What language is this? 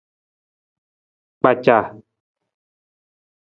Nawdm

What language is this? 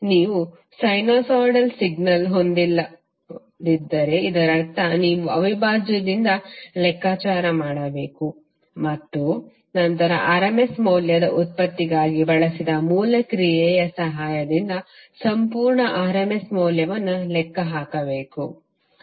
Kannada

